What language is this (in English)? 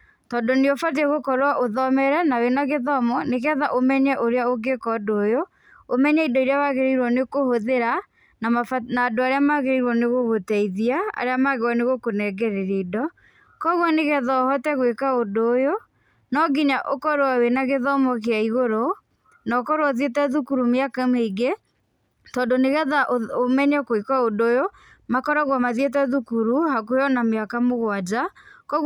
Kikuyu